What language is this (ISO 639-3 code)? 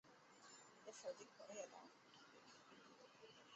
zho